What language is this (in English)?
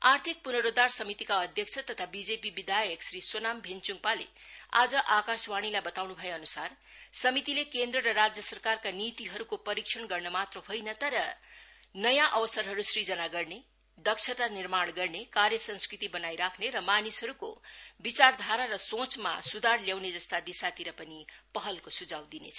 Nepali